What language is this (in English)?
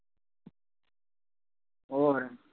Punjabi